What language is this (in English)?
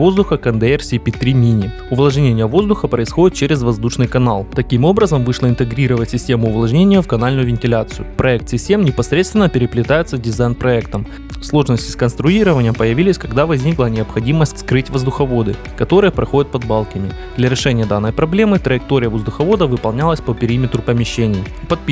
Russian